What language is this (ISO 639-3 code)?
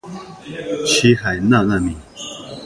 zho